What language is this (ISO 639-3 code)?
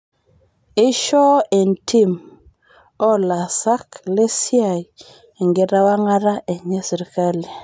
mas